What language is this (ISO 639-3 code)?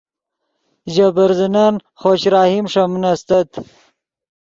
ydg